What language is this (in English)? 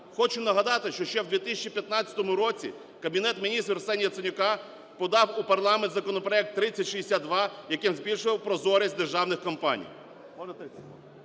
Ukrainian